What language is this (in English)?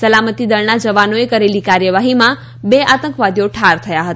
Gujarati